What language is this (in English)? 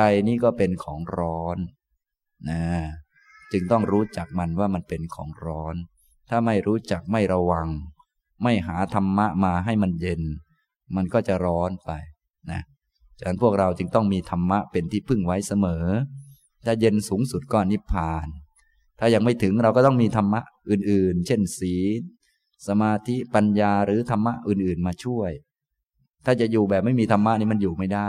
Thai